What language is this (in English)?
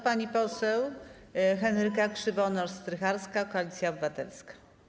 Polish